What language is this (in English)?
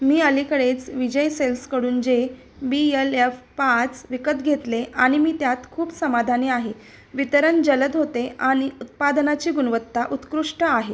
Marathi